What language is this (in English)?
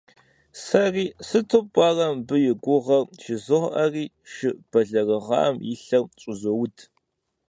Kabardian